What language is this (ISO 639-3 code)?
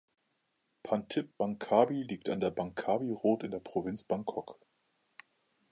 deu